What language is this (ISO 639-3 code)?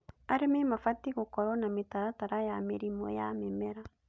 kik